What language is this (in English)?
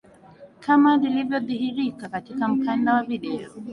Swahili